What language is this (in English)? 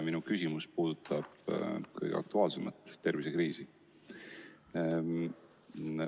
Estonian